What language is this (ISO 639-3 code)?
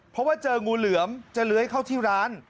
tha